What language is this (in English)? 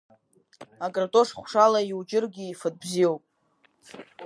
Abkhazian